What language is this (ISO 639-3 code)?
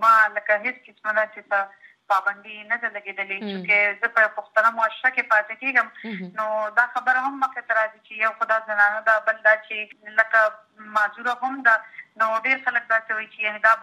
urd